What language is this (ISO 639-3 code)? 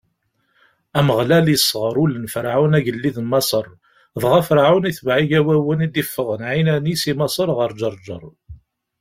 kab